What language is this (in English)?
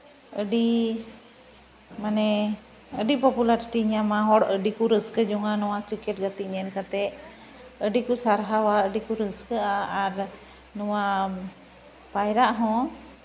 Santali